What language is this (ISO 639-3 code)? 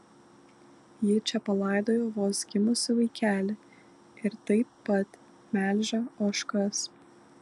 lit